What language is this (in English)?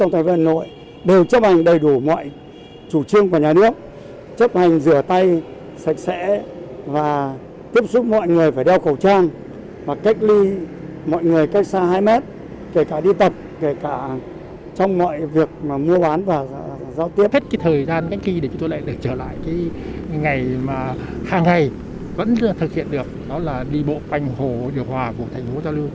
Vietnamese